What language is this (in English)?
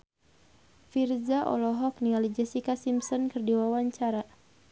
Sundanese